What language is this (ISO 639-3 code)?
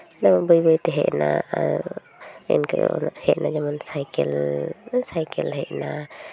sat